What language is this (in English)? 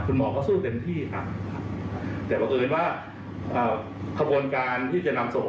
Thai